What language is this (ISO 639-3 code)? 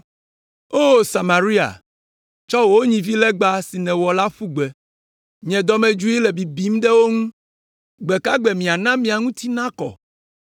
ewe